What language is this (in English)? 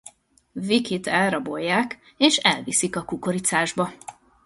Hungarian